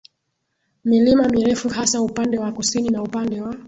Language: Swahili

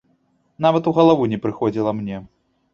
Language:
Belarusian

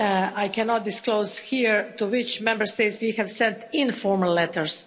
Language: English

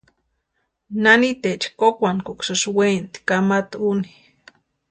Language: Western Highland Purepecha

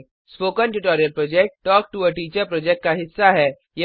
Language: Hindi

